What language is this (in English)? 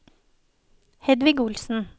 Norwegian